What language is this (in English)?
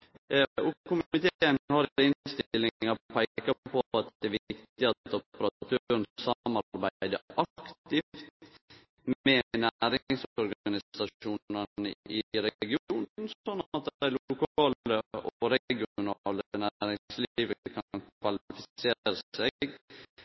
Norwegian Nynorsk